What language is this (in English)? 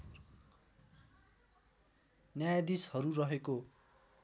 Nepali